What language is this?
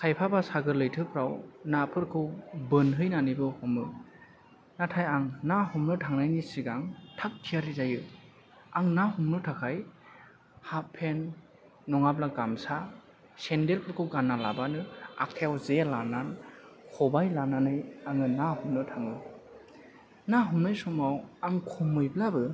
Bodo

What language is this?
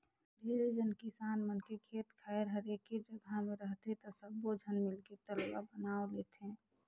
Chhattisgarhi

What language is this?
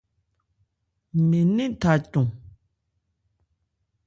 Ebrié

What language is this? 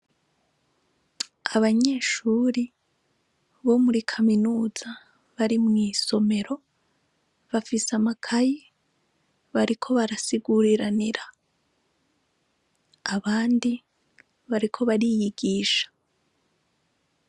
Rundi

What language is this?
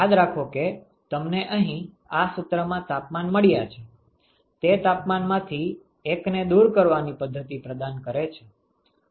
Gujarati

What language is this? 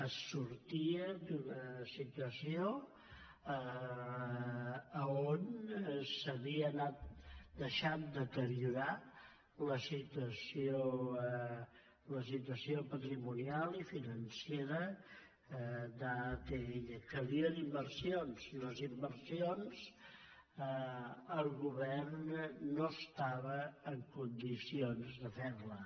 Catalan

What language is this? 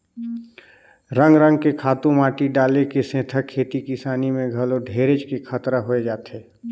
Chhattisgarhi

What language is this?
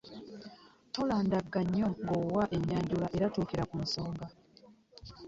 Ganda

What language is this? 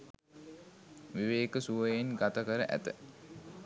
Sinhala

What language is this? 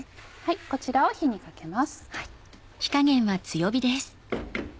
Japanese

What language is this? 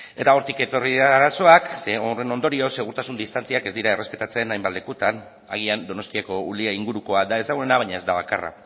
Basque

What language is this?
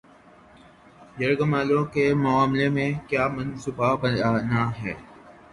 Urdu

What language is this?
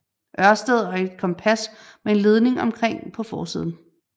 Danish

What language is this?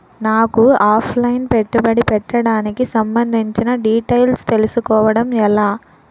Telugu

